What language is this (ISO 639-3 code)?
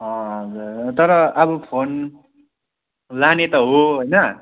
nep